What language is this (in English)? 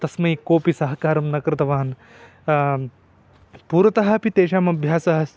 Sanskrit